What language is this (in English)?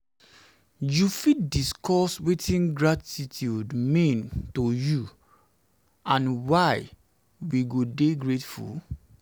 Nigerian Pidgin